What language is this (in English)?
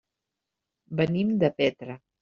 Catalan